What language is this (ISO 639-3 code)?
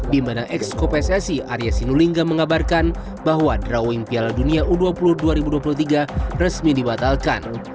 ind